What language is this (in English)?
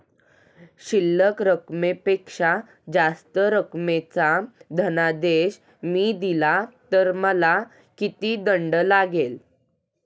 Marathi